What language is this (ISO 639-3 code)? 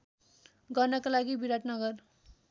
nep